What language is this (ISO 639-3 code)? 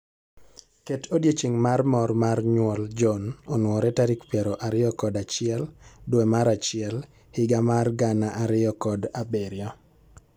luo